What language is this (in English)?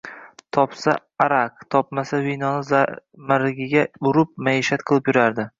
Uzbek